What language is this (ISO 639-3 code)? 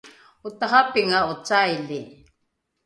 dru